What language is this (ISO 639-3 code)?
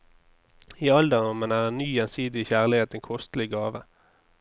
nor